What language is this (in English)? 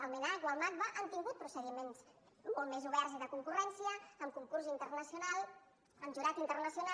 Catalan